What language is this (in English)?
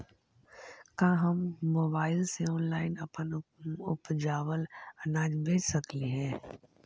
Magahi